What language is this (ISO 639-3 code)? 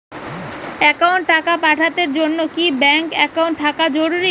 ben